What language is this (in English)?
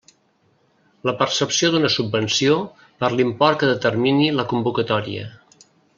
Catalan